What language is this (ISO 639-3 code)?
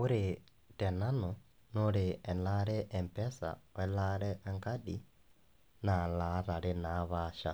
mas